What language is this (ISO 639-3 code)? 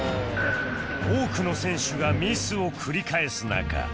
jpn